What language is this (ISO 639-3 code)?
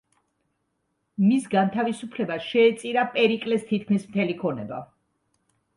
kat